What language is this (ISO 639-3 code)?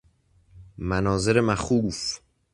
fas